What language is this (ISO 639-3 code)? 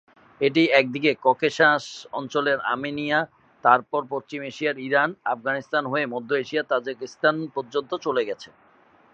ben